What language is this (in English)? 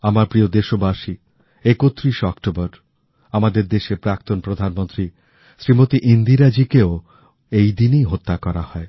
Bangla